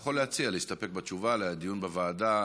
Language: Hebrew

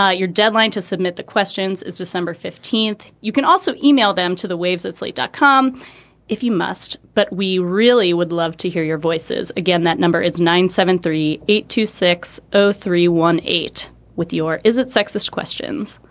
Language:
English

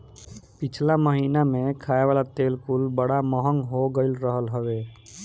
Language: Bhojpuri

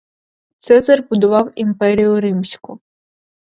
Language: Ukrainian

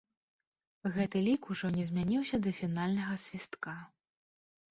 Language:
Belarusian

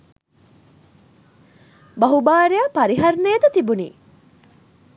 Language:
Sinhala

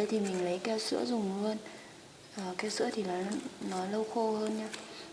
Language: Vietnamese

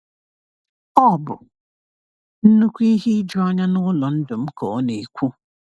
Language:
Igbo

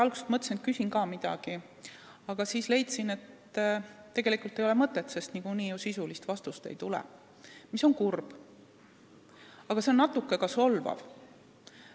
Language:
Estonian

